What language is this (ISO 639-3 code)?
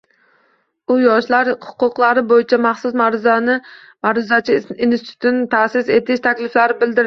uzb